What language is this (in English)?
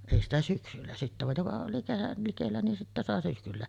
Finnish